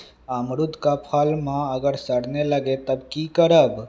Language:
Magahi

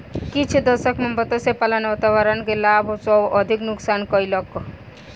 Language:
Maithili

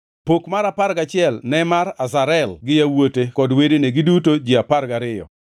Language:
Luo (Kenya and Tanzania)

